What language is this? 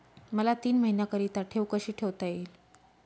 Marathi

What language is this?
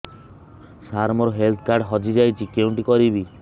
Odia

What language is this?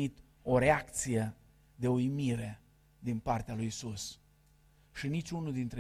Romanian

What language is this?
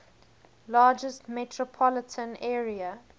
English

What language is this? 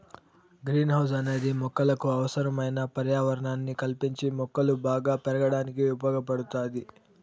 Telugu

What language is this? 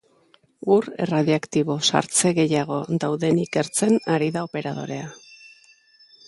Basque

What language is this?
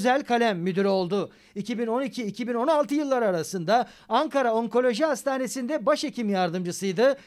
Turkish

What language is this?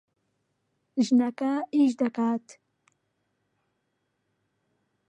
Central Kurdish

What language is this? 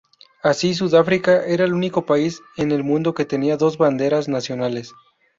Spanish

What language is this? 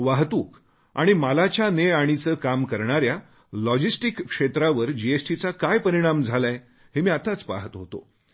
Marathi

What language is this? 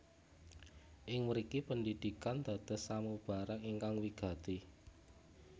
Javanese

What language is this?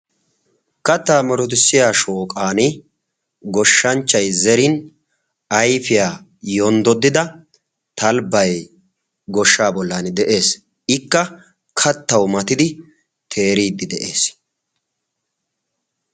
Wolaytta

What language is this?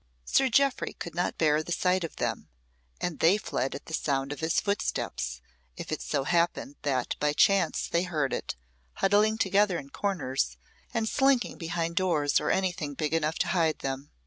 English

